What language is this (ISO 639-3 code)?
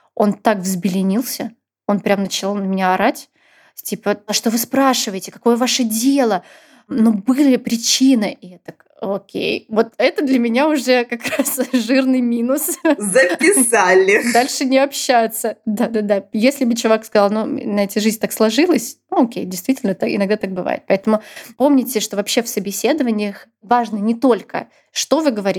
rus